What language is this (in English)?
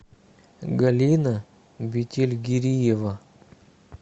Russian